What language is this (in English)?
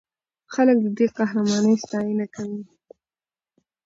Pashto